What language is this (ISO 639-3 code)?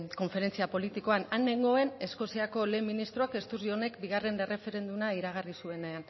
eus